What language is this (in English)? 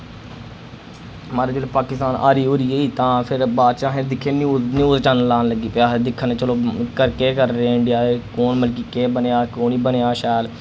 Dogri